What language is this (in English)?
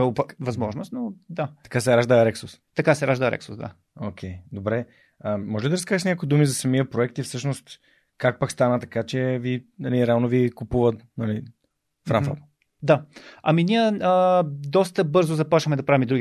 Bulgarian